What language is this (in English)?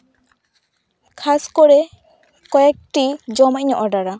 Santali